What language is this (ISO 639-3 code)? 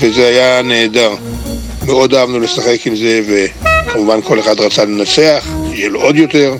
heb